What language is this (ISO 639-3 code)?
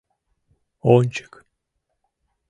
chm